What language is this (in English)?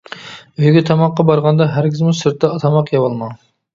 Uyghur